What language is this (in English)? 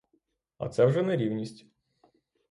Ukrainian